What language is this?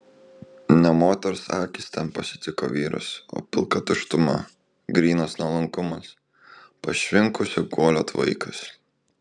Lithuanian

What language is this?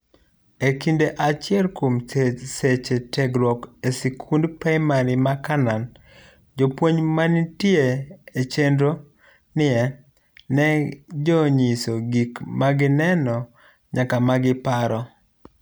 Luo (Kenya and Tanzania)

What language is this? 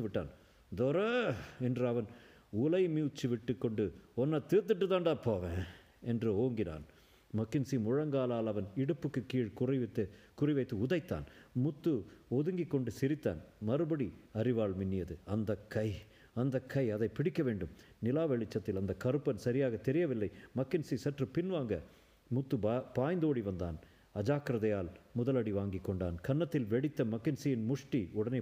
Tamil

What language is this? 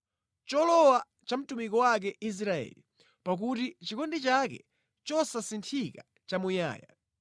Nyanja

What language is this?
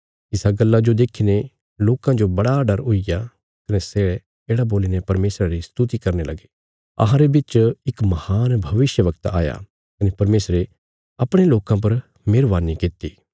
Bilaspuri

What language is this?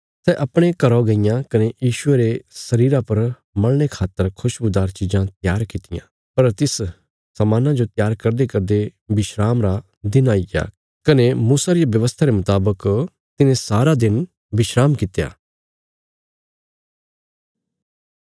Bilaspuri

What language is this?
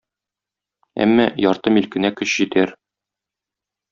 Tatar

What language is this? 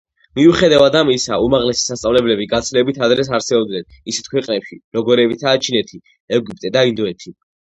Georgian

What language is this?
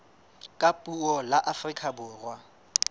Southern Sotho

